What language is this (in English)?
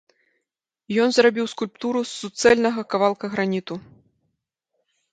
Belarusian